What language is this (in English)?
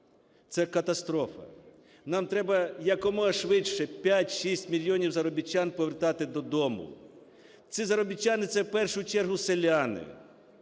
Ukrainian